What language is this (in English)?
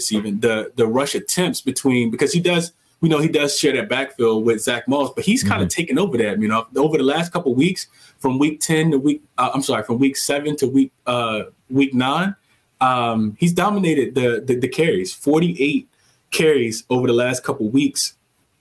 English